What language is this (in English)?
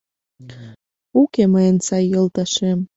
Mari